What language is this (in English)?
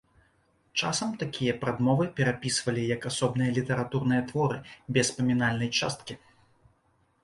Belarusian